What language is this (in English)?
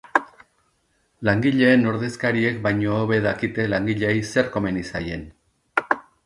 Basque